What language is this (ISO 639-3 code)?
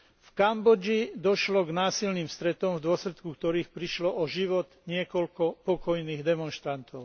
slk